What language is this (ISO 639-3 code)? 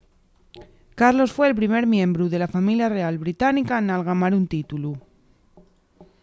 ast